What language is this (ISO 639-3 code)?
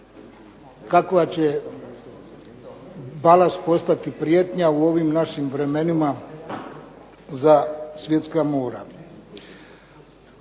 hrv